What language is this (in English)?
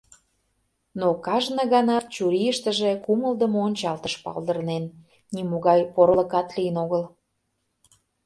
Mari